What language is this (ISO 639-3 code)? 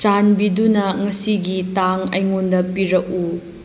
mni